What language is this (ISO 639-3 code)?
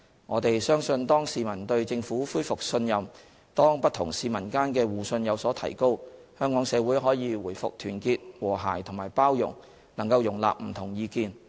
yue